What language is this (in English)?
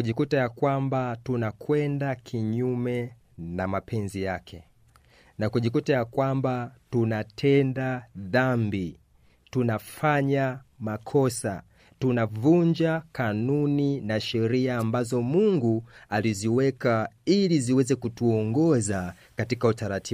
Swahili